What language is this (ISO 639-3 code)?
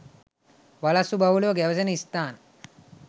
sin